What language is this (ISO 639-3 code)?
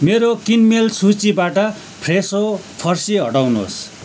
nep